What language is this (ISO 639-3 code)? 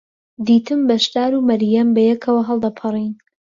ckb